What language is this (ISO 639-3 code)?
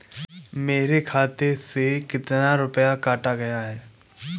hin